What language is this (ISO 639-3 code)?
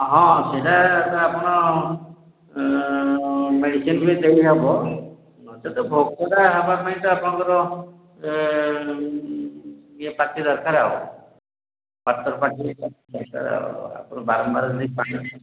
ori